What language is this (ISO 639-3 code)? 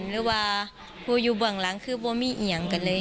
tha